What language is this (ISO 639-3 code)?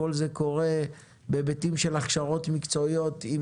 heb